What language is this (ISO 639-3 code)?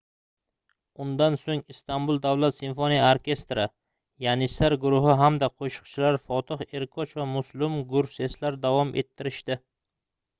uzb